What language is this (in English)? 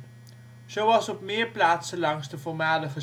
Dutch